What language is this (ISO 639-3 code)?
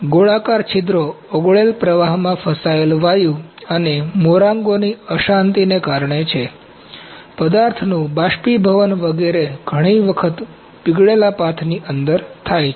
guj